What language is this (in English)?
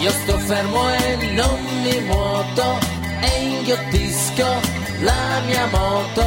Italian